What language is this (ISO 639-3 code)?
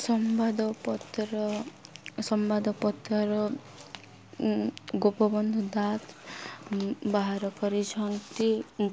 ori